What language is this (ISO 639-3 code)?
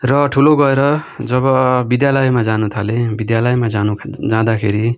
nep